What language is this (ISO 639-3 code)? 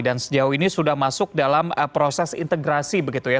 ind